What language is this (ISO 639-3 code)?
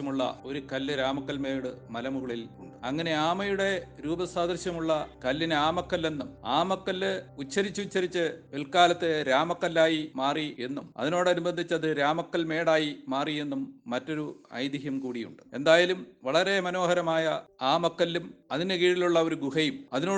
mal